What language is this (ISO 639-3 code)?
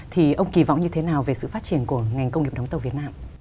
vie